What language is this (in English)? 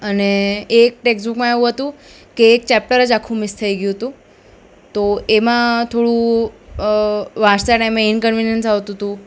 Gujarati